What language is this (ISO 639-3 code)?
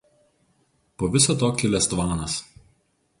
lit